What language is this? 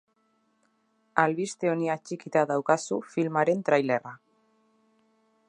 Basque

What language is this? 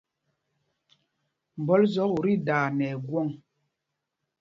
Mpumpong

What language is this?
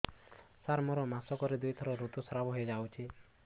Odia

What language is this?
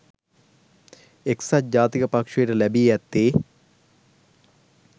Sinhala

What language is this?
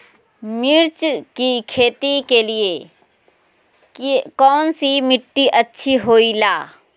Magahi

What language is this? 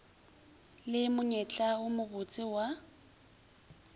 Northern Sotho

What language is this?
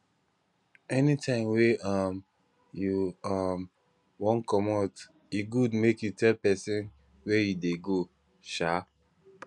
Nigerian Pidgin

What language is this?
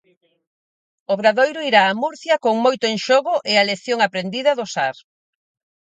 Galician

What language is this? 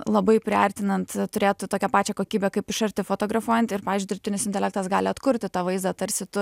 Lithuanian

